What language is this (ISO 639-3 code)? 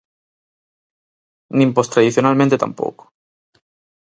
glg